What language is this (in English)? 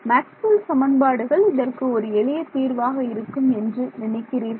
Tamil